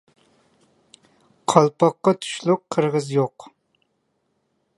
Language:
Uyghur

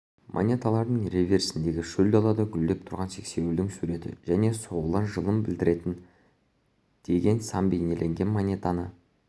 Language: Kazakh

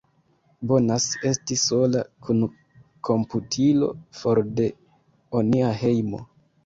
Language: Esperanto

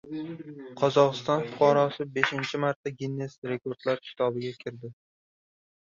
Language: Uzbek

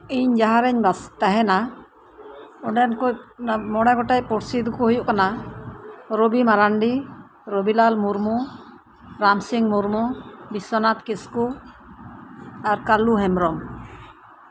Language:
Santali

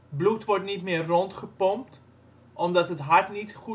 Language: Dutch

